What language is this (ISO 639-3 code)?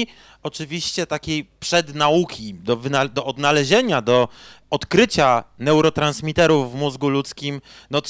pol